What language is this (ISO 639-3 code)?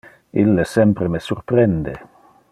ina